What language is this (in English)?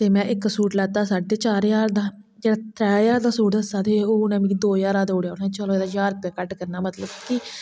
Dogri